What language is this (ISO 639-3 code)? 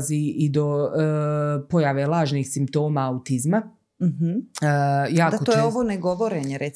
hrv